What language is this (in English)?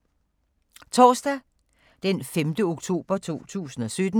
Danish